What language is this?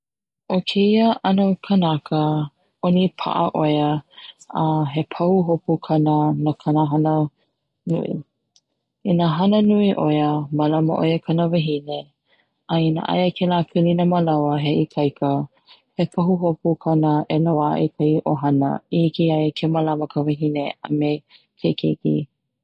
Hawaiian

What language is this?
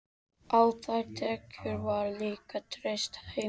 Icelandic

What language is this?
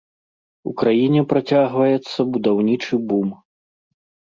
Belarusian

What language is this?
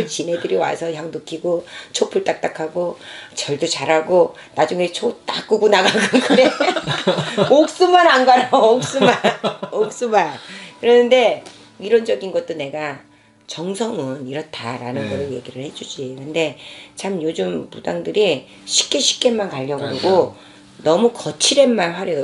Korean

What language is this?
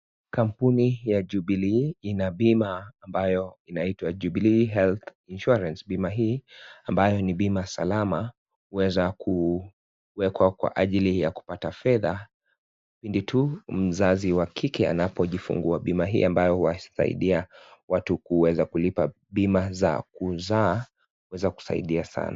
Swahili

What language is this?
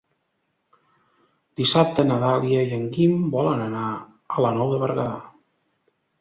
Catalan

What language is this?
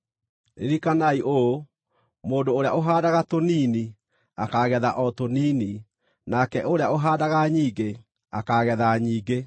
Kikuyu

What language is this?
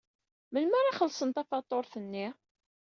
Kabyle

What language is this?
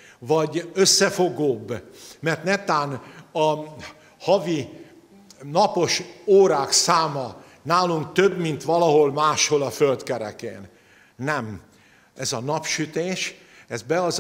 Hungarian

